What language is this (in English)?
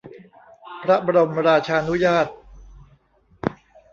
Thai